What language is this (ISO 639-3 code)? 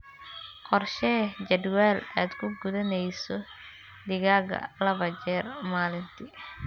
som